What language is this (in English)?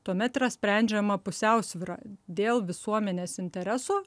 Lithuanian